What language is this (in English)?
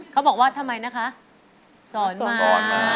Thai